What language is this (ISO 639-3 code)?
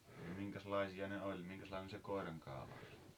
fin